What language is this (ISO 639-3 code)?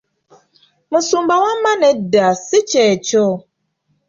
lug